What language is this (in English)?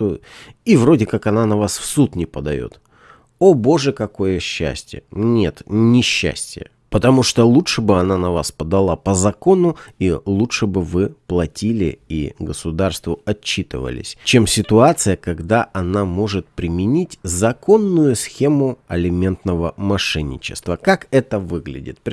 Russian